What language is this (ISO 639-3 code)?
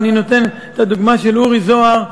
heb